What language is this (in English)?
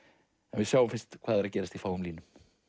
Icelandic